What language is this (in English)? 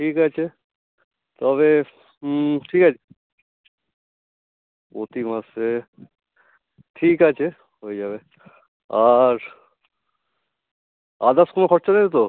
Bangla